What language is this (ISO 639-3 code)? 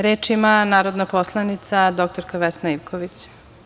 srp